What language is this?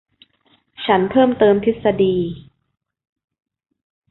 Thai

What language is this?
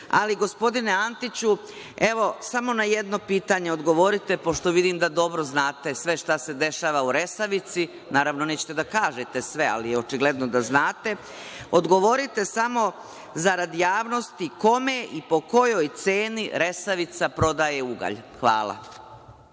Serbian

